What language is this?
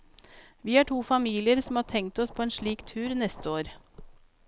Norwegian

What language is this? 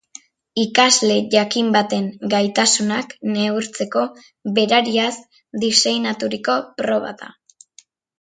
Basque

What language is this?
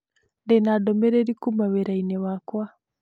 Kikuyu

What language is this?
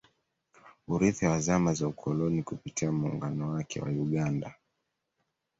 Swahili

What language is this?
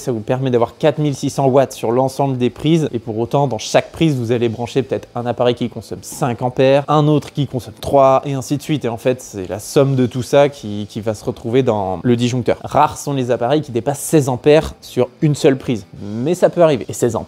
French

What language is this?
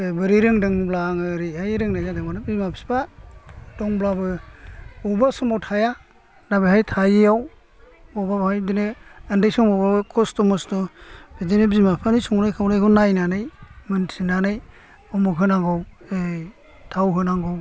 Bodo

